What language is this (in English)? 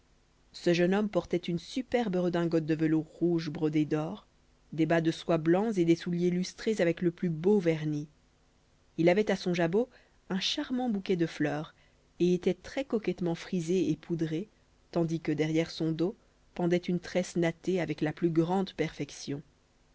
French